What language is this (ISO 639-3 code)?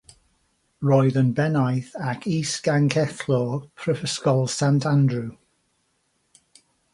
cym